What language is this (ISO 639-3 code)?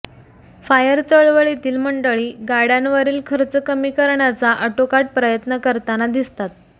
mar